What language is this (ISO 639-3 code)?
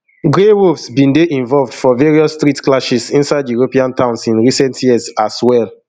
pcm